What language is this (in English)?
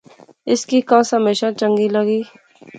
Pahari-Potwari